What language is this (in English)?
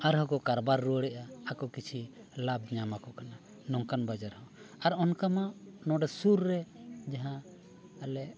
Santali